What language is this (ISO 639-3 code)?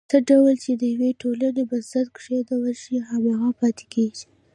pus